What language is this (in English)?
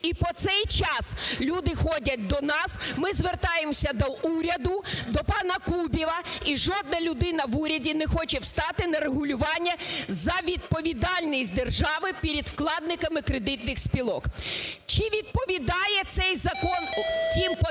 Ukrainian